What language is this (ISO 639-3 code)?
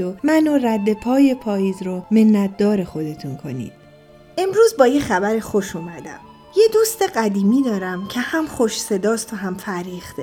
fas